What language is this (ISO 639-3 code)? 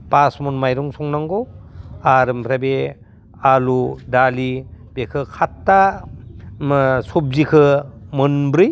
brx